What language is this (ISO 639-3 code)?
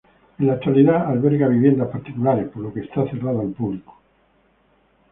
spa